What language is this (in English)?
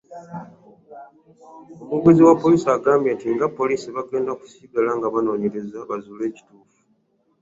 Ganda